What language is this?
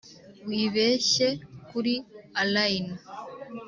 Kinyarwanda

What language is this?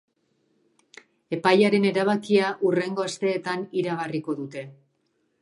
Basque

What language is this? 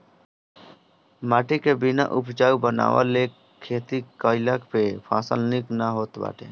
Bhojpuri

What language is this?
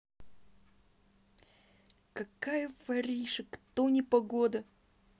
Russian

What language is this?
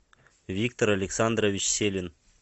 Russian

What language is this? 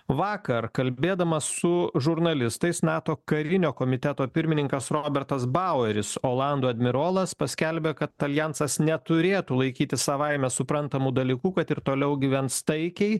Lithuanian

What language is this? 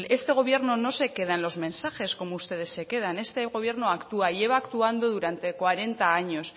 Spanish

